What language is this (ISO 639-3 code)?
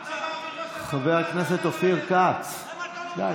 heb